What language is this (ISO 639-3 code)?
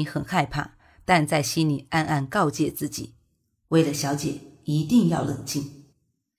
zho